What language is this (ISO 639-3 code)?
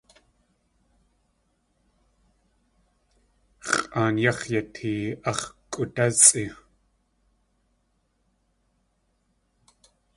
tli